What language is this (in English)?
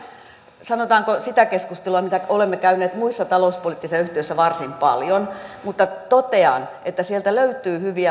Finnish